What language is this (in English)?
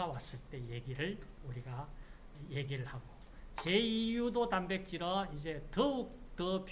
Korean